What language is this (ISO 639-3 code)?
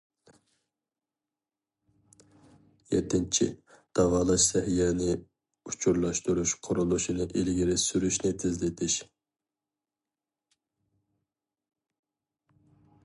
uig